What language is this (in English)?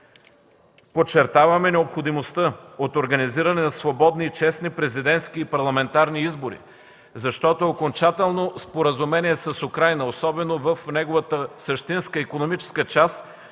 Bulgarian